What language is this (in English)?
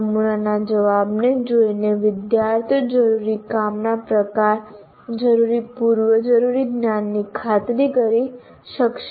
Gujarati